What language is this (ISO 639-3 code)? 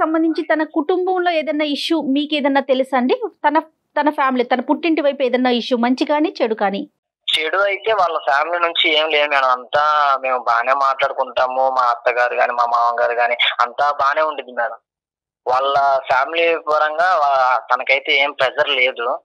tel